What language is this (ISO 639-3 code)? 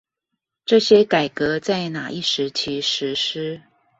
zho